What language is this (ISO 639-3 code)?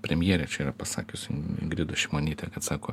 lit